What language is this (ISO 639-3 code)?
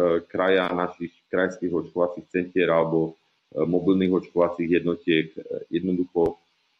slk